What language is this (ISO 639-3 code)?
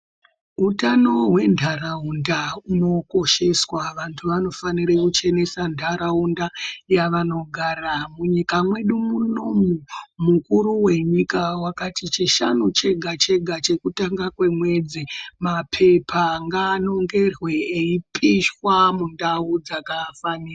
ndc